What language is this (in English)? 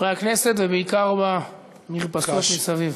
Hebrew